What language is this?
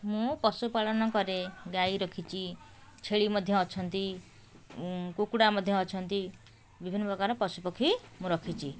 Odia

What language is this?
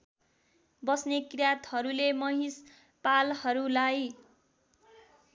Nepali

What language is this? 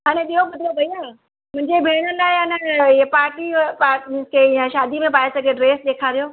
Sindhi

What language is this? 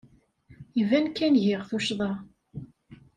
Kabyle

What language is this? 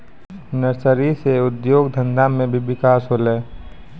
Maithili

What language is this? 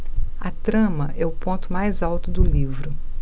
Portuguese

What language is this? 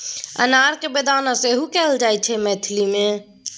Maithili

